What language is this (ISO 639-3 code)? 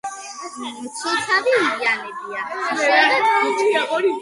kat